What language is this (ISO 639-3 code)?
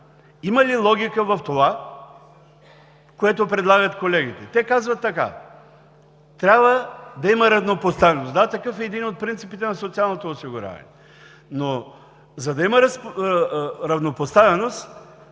bul